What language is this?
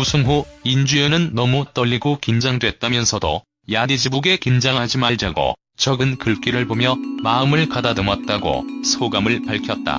Korean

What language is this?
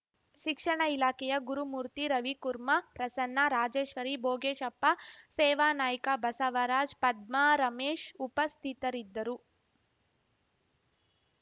Kannada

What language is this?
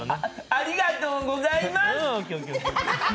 Japanese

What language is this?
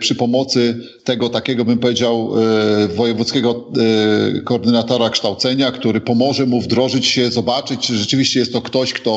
Polish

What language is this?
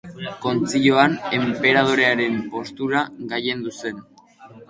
Basque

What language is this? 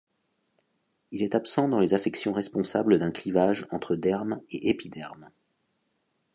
French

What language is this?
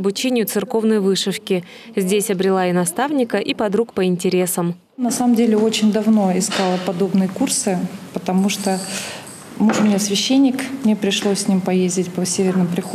Russian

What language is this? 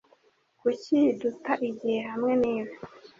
Kinyarwanda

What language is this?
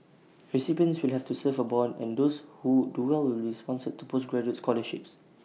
English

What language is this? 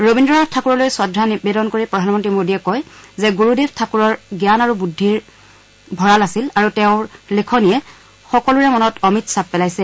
Assamese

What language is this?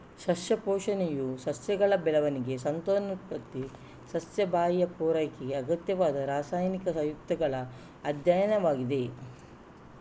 Kannada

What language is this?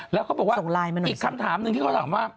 Thai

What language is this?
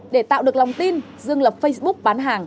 Vietnamese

